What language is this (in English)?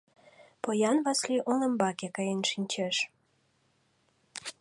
Mari